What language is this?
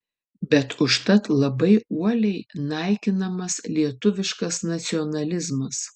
Lithuanian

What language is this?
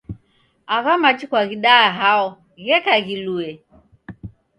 Taita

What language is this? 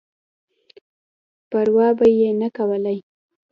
Pashto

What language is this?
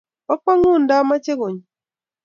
Kalenjin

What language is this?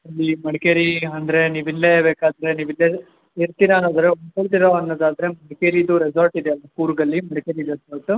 Kannada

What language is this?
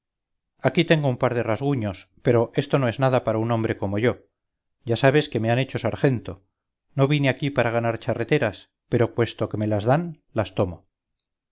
Spanish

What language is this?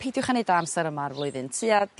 Welsh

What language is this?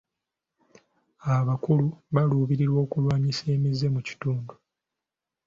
Ganda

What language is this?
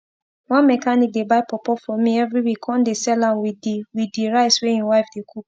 Nigerian Pidgin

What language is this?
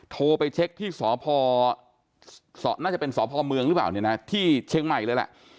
Thai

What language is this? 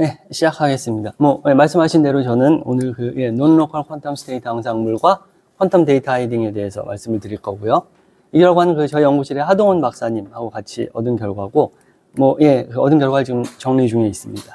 Korean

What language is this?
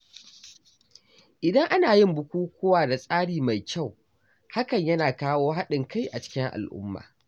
Hausa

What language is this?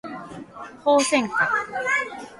Japanese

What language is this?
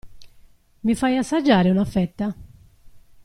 Italian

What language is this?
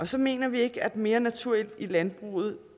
Danish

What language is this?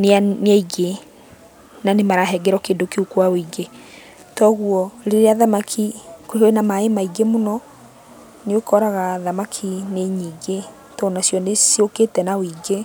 Kikuyu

